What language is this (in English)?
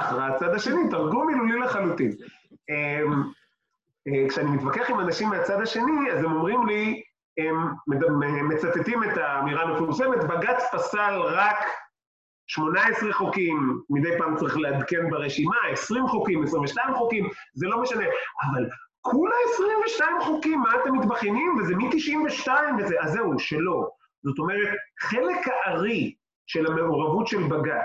Hebrew